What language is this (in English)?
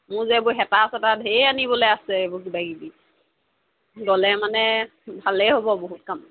Assamese